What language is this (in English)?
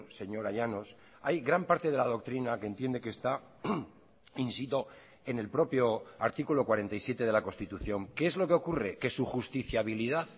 Spanish